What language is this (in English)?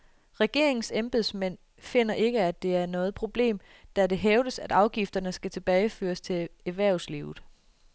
Danish